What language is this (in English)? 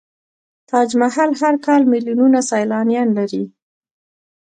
Pashto